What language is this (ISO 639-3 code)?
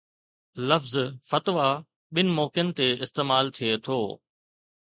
snd